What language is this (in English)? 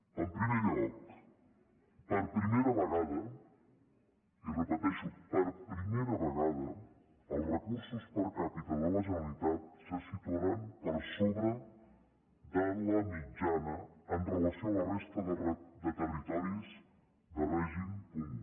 Catalan